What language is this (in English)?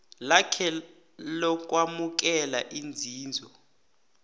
South Ndebele